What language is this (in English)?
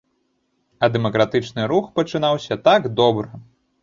Belarusian